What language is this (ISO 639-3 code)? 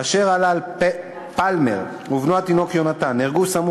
heb